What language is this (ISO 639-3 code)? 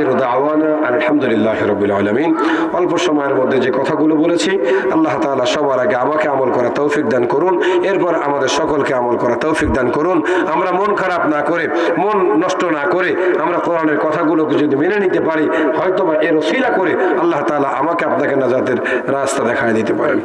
ben